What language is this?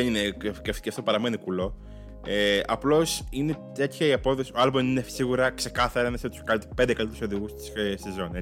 Greek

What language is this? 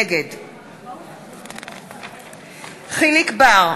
Hebrew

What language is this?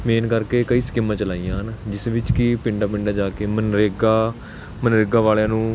Punjabi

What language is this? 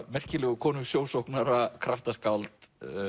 Icelandic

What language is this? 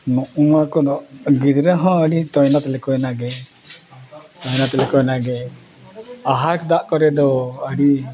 Santali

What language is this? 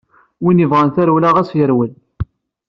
Kabyle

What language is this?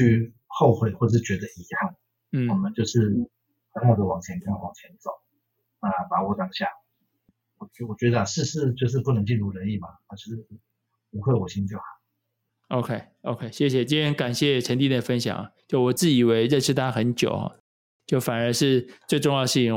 Chinese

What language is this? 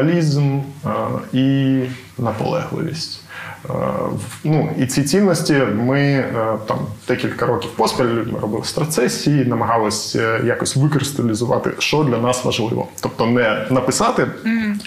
Ukrainian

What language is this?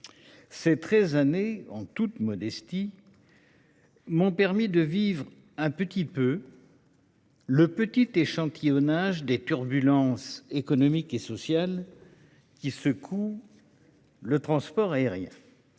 French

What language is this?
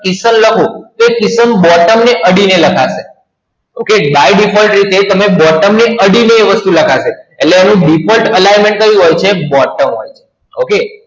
Gujarati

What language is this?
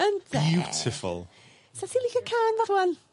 Welsh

